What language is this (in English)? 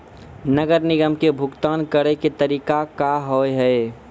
Maithili